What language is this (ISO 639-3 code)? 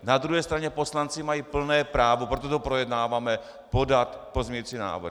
ces